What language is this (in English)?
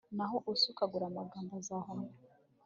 Kinyarwanda